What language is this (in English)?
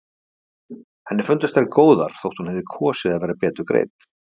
Icelandic